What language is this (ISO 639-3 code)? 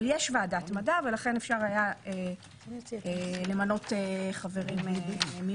heb